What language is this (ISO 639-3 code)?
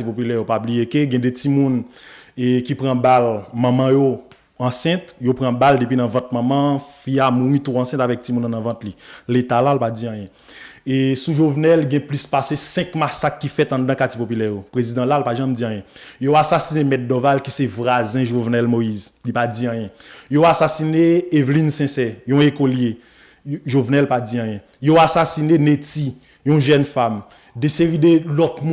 fra